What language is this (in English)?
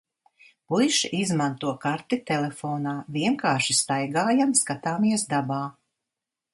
Latvian